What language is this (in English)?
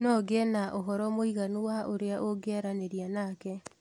Kikuyu